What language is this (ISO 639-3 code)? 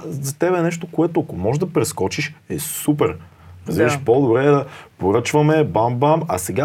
bul